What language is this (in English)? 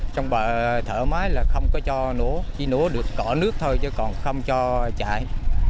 Vietnamese